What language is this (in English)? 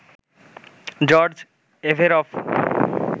Bangla